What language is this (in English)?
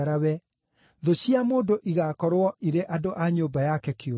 Kikuyu